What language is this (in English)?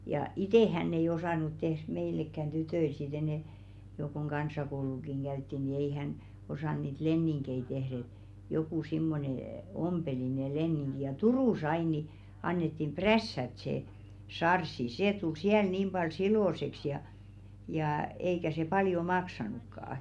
Finnish